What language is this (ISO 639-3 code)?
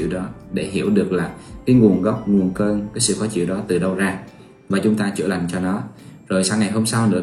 vie